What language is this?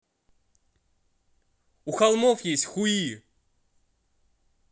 Russian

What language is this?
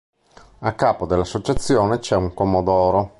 Italian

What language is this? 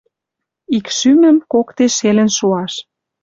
Western Mari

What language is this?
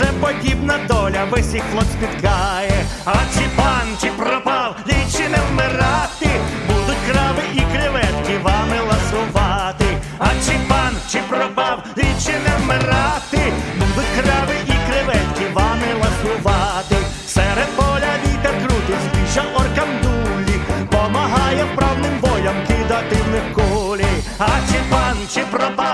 Ukrainian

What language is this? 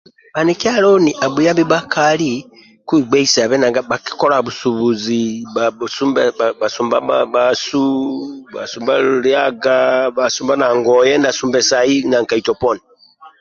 Amba (Uganda)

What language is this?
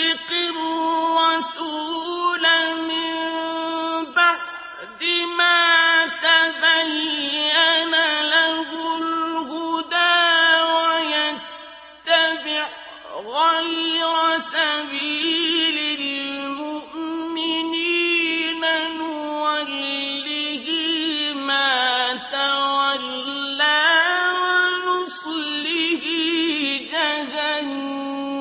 Arabic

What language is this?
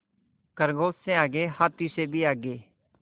Hindi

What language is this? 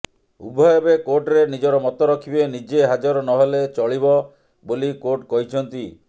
Odia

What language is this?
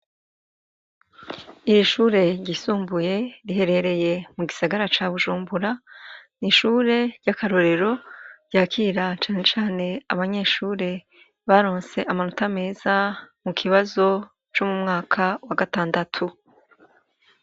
Rundi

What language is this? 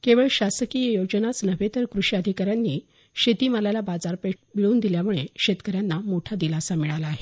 Marathi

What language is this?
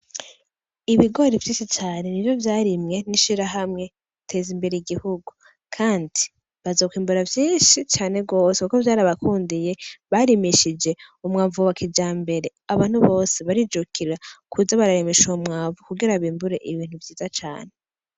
Rundi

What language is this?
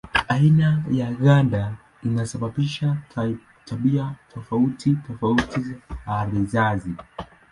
Swahili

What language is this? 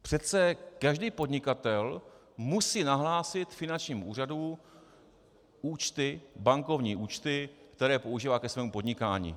Czech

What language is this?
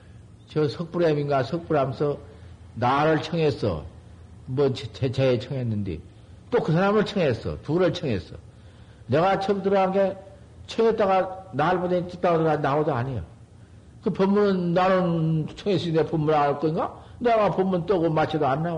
Korean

